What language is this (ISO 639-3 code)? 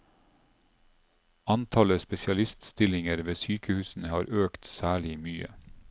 nor